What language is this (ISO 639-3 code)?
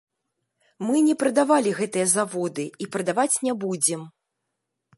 bel